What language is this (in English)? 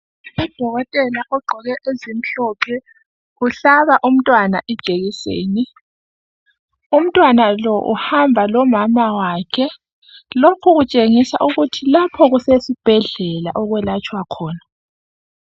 North Ndebele